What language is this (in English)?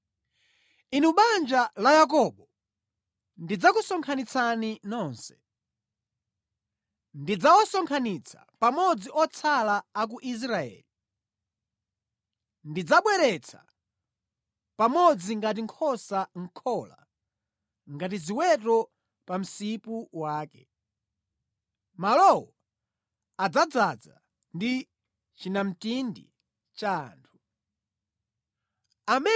Nyanja